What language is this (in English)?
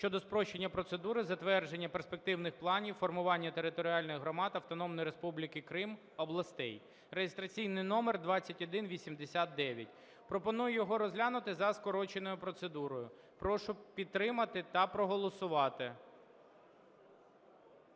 Ukrainian